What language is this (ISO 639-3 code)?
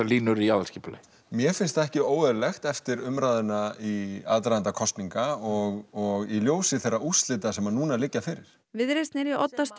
isl